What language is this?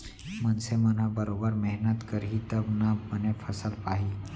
Chhattisgarhi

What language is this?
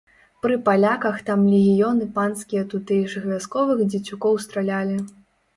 Belarusian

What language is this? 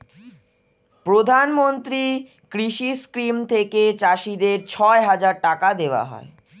Bangla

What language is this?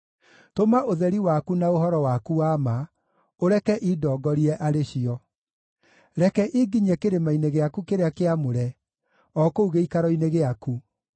Kikuyu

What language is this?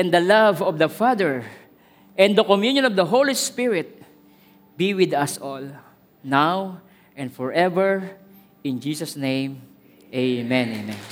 Filipino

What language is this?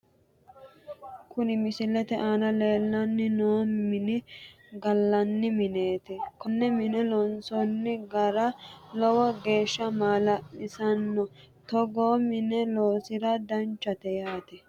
Sidamo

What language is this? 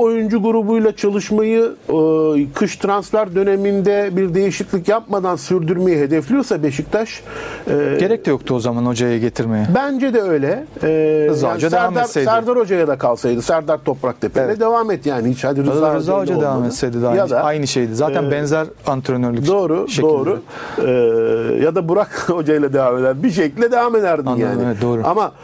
Turkish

